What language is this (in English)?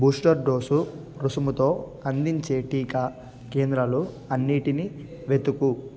Telugu